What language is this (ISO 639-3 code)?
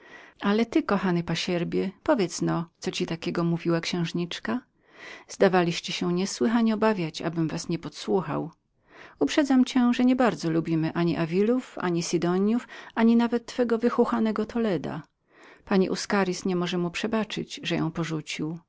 pol